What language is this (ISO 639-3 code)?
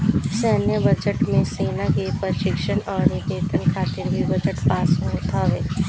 bho